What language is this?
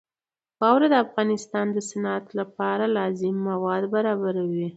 Pashto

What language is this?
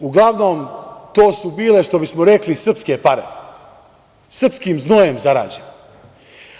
Serbian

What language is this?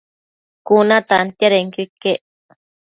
Matsés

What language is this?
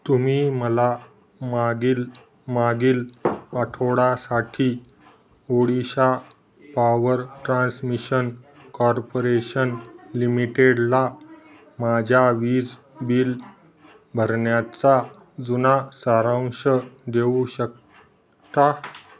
Marathi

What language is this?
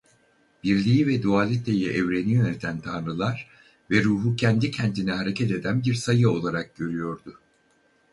Turkish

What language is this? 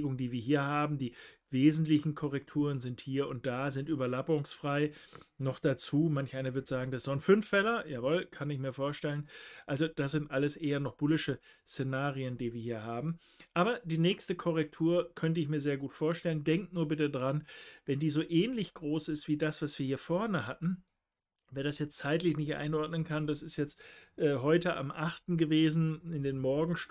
German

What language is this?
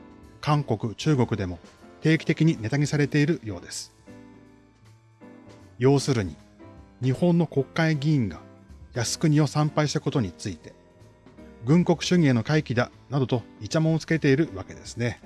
Japanese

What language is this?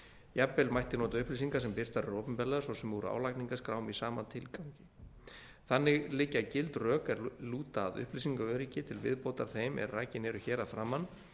Icelandic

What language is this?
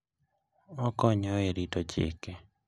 Luo (Kenya and Tanzania)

